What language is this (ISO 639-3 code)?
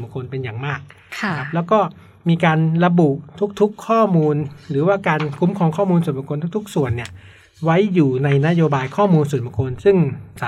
tha